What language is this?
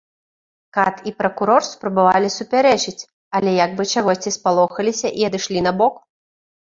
Belarusian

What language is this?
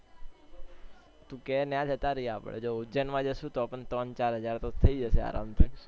Gujarati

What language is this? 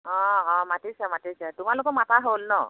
Assamese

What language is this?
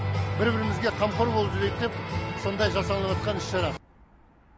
Kazakh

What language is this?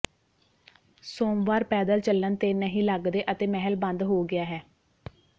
Punjabi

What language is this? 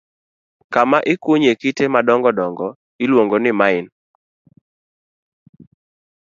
Luo (Kenya and Tanzania)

